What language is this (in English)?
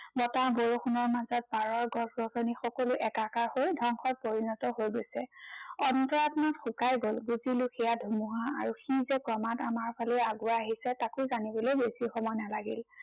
Assamese